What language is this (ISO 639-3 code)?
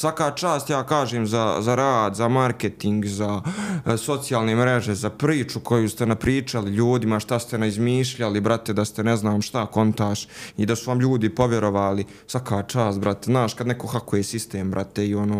hrv